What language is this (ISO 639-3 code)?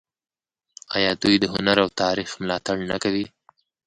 pus